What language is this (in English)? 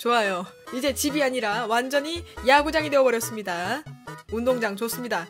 Korean